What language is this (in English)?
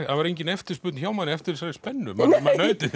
Icelandic